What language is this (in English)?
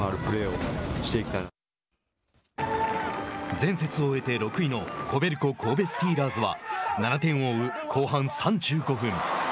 Japanese